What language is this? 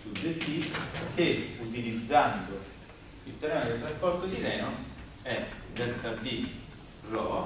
Italian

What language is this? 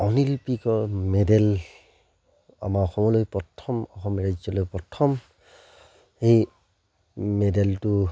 Assamese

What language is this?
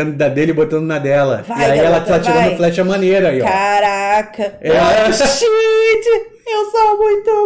Portuguese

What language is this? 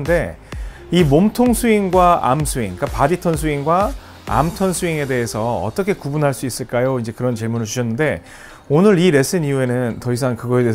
Korean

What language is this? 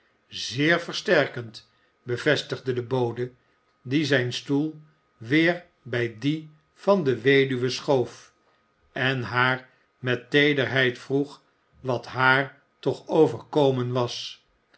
Dutch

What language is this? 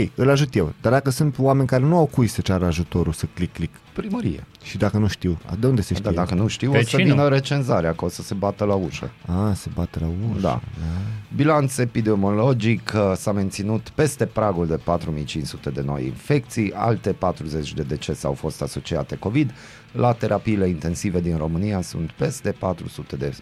Romanian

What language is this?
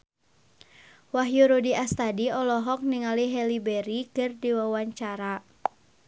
Sundanese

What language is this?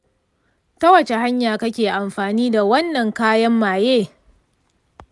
Hausa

